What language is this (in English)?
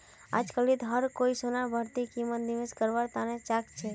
Magahi